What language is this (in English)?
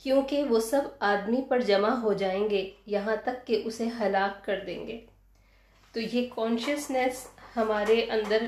Urdu